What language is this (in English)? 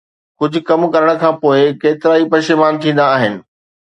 Sindhi